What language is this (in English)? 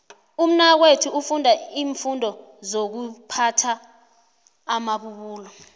South Ndebele